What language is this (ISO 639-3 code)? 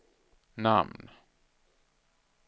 swe